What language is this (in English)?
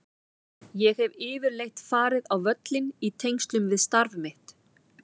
Icelandic